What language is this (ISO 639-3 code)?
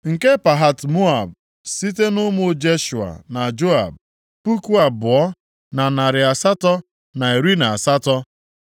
ibo